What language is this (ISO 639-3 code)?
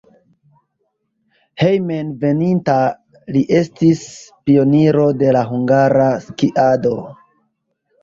epo